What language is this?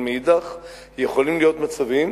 Hebrew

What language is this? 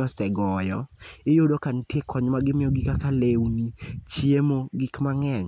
Luo (Kenya and Tanzania)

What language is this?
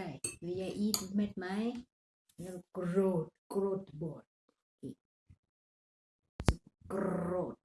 Thai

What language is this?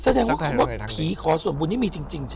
Thai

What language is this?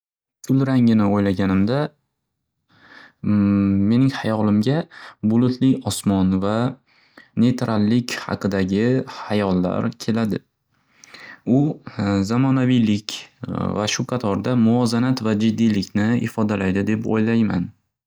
Uzbek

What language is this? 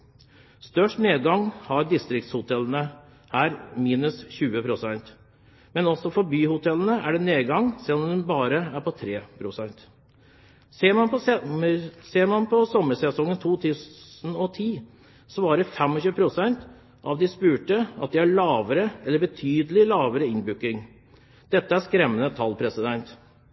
Norwegian Bokmål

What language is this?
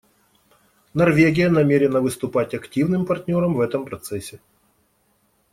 Russian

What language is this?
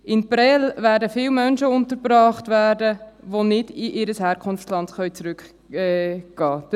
Swiss German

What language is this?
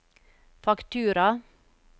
Norwegian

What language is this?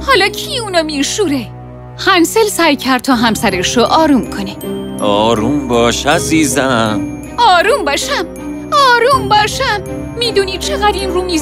Persian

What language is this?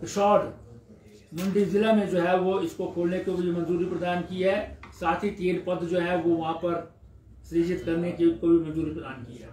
Hindi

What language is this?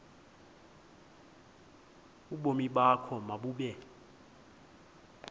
Xhosa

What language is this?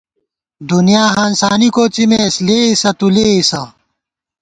Gawar-Bati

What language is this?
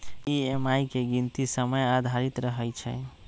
Magahi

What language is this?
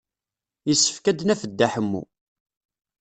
Kabyle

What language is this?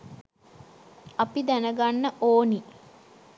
Sinhala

